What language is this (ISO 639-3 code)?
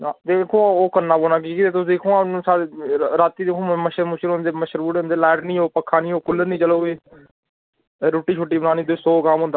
doi